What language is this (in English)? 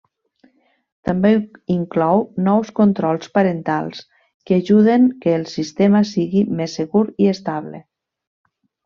Catalan